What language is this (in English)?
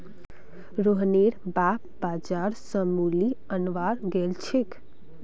Magahi